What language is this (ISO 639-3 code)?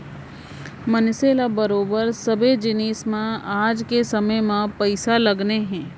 hne